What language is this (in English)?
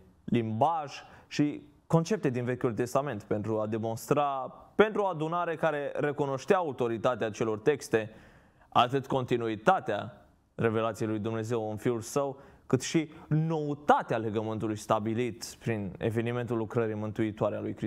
Romanian